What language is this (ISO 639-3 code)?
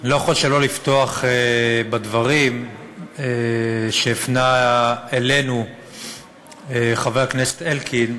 heb